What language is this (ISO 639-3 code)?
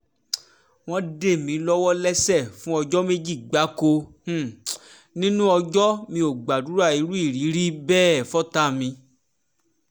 yor